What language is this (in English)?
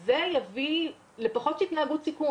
Hebrew